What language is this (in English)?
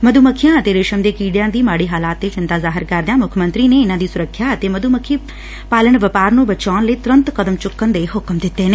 Punjabi